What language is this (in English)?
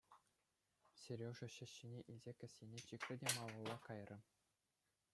Chuvash